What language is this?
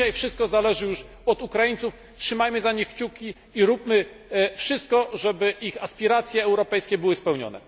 Polish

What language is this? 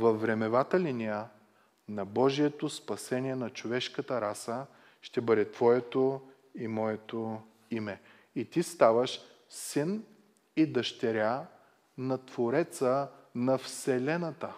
Bulgarian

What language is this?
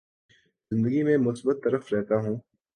Urdu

